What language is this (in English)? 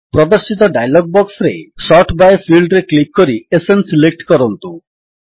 Odia